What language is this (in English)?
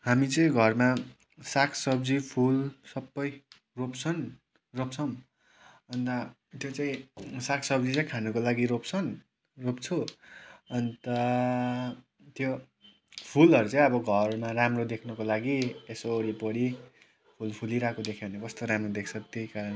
Nepali